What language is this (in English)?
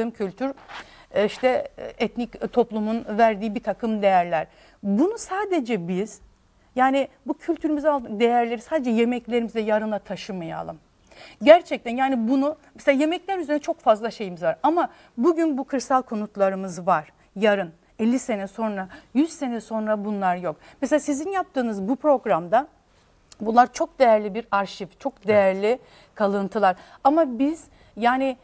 Turkish